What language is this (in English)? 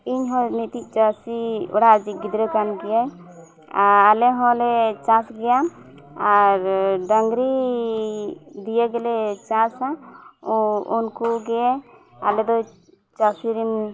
Santali